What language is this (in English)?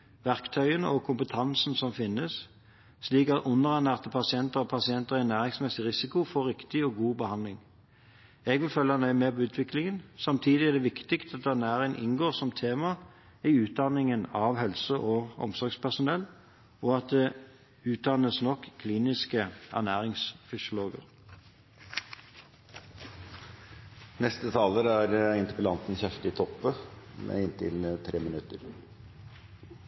Norwegian